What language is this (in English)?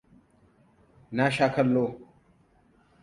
Hausa